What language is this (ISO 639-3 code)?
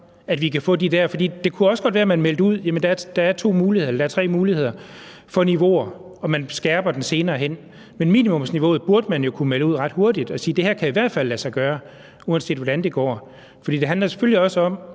dan